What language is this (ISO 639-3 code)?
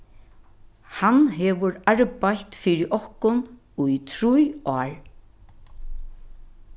fao